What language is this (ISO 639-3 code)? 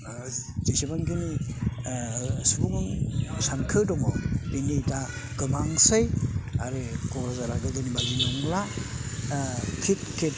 brx